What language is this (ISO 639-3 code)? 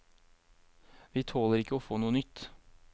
nor